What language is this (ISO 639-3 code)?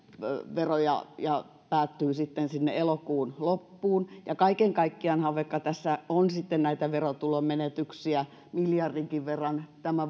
fin